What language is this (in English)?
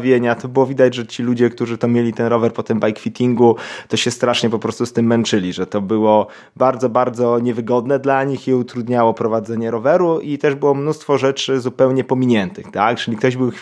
Polish